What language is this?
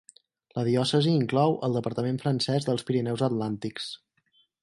Catalan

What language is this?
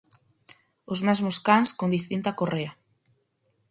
Galician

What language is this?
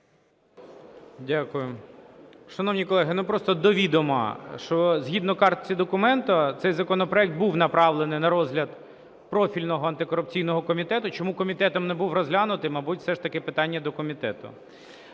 Ukrainian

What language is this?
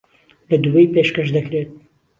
Central Kurdish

